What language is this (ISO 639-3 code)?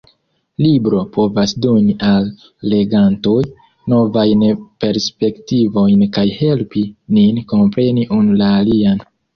epo